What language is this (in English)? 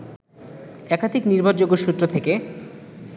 Bangla